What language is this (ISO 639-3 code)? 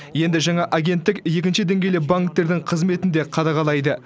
kaz